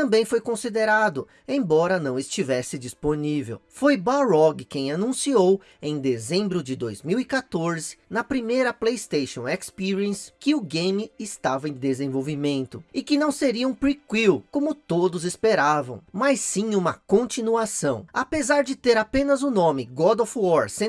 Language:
Portuguese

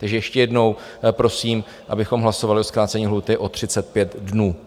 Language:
Czech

